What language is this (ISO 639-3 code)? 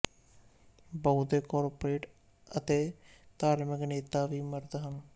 pan